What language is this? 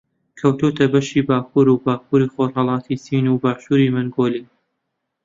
Central Kurdish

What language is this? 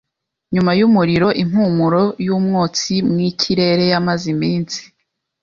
Kinyarwanda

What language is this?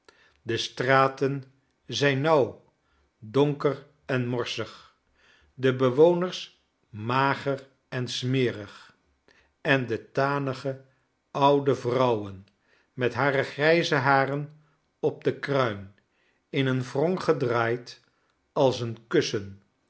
Dutch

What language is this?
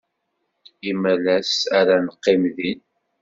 Kabyle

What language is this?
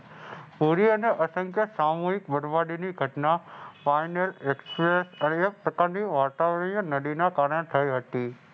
Gujarati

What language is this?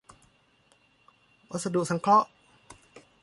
Thai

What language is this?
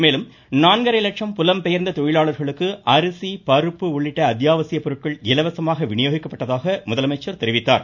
Tamil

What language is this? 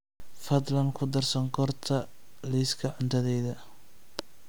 Somali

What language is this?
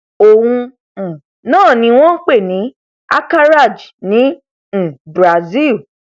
Yoruba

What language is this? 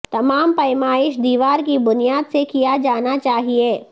Urdu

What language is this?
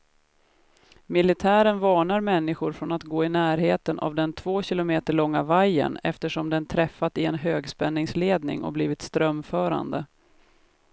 Swedish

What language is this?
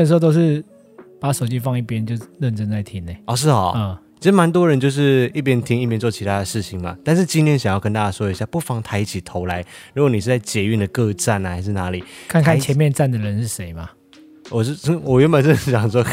Chinese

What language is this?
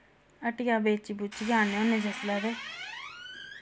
Dogri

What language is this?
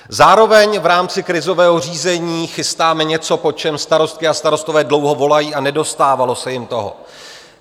Czech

